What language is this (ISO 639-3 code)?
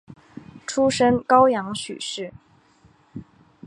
zho